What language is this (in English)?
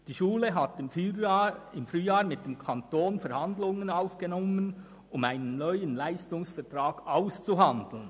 Swiss German